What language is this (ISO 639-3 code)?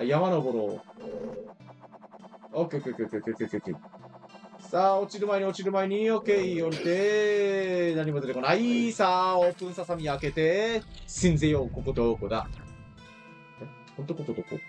jpn